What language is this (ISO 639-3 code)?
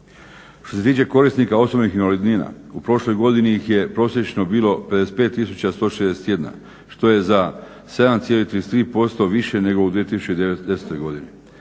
hrv